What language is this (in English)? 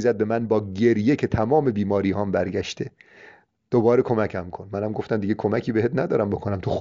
Persian